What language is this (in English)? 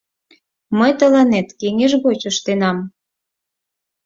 Mari